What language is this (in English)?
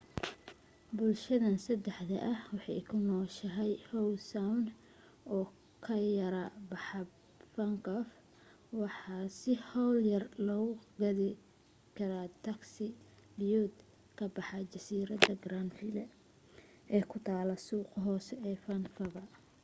Somali